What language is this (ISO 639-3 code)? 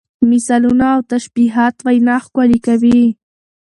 pus